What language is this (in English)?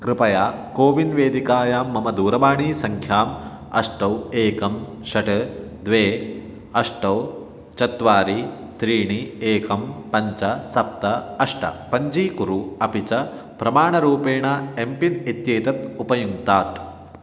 Sanskrit